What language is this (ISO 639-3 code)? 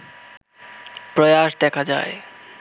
ben